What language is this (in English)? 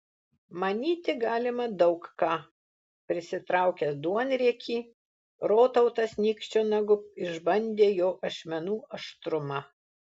Lithuanian